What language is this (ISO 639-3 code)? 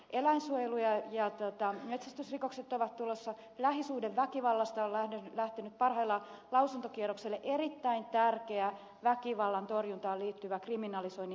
fin